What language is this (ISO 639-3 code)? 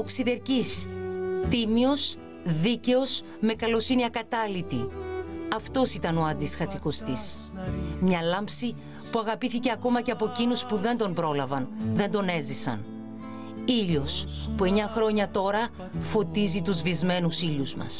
ell